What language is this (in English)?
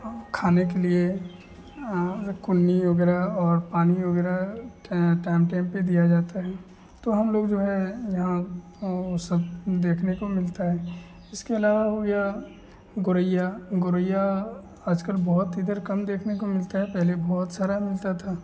Hindi